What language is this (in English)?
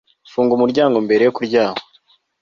Kinyarwanda